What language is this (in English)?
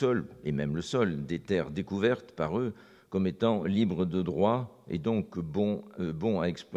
French